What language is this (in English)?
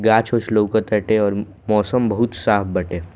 Bhojpuri